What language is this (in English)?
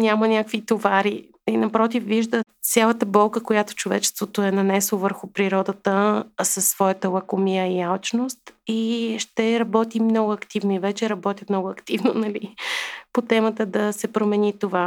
Bulgarian